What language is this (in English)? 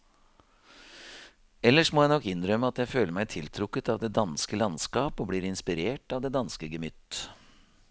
Norwegian